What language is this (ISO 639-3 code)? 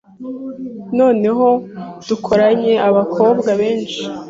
kin